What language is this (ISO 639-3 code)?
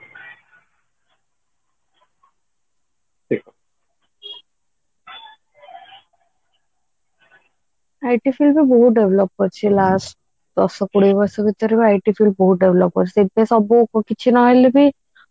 ori